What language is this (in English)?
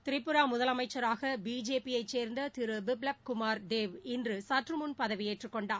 Tamil